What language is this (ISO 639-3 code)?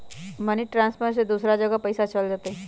mag